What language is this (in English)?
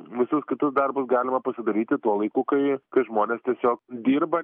Lithuanian